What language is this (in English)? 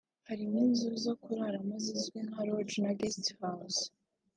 Kinyarwanda